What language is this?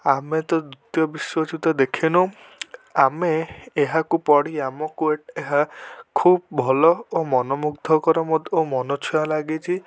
Odia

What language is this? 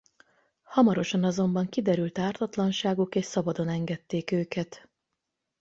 Hungarian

